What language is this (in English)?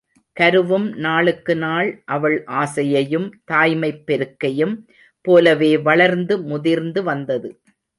Tamil